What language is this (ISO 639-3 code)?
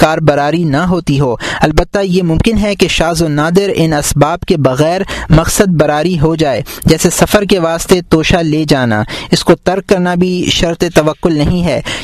urd